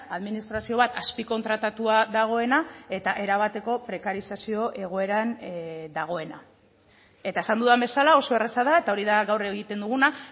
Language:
Basque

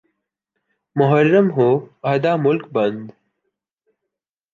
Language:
Urdu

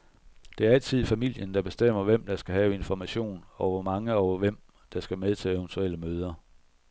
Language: Danish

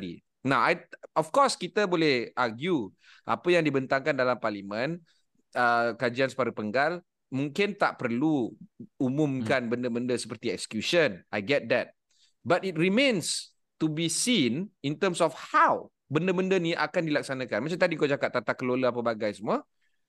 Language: Malay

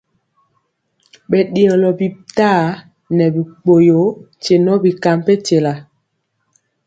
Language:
Mpiemo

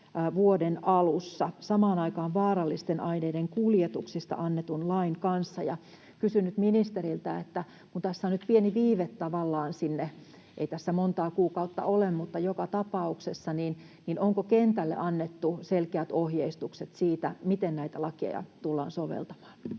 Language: Finnish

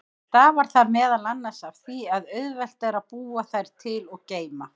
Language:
Icelandic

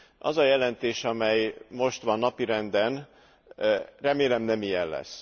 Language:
Hungarian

